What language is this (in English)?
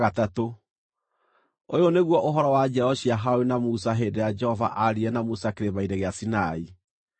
Kikuyu